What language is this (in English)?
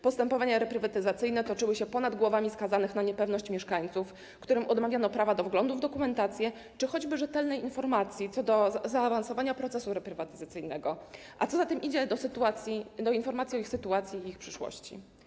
Polish